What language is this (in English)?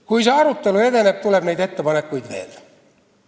Estonian